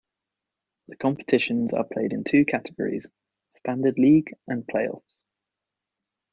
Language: English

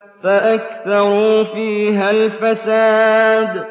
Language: Arabic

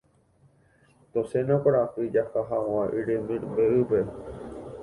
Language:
Guarani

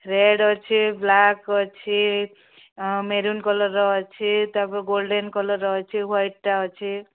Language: Odia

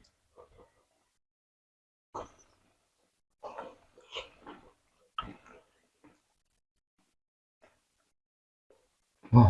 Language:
Vietnamese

